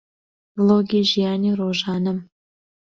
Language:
Central Kurdish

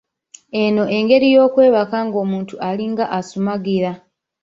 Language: Ganda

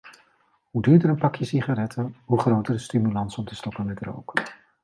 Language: Dutch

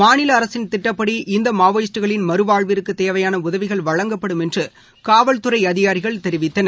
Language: Tamil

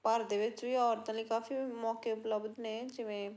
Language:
Punjabi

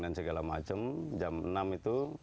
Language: Indonesian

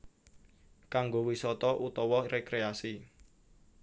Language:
Javanese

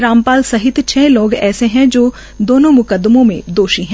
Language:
Hindi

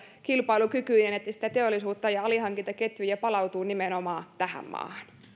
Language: Finnish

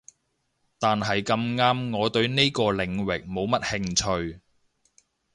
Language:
Cantonese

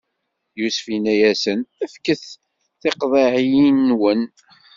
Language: Kabyle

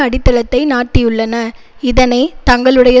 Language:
Tamil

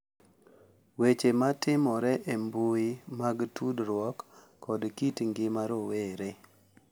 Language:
Luo (Kenya and Tanzania)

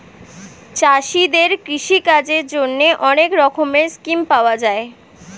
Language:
Bangla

